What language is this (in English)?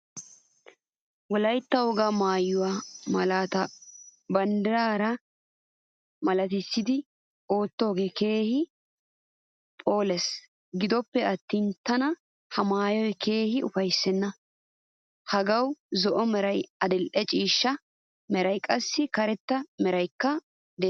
Wolaytta